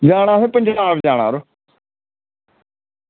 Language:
Dogri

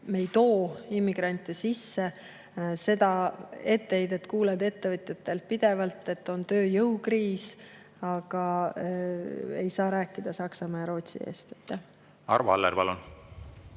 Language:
Estonian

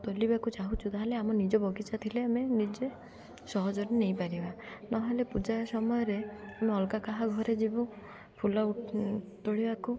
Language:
Odia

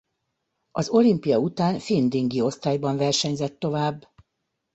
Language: Hungarian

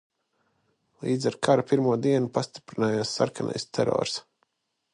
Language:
Latvian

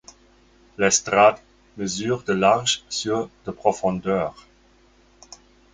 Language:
French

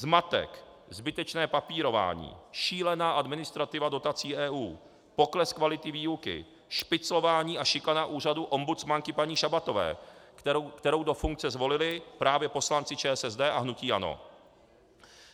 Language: Czech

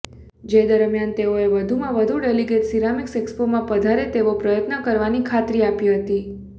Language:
Gujarati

